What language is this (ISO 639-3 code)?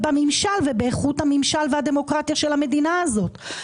heb